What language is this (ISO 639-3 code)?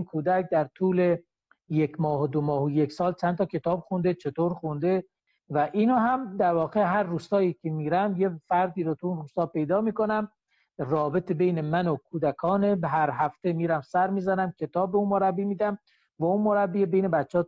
fas